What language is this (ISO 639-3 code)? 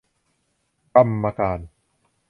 tha